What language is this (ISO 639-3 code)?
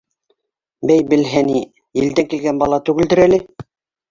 bak